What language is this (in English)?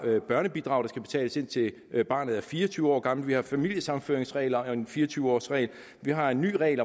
Danish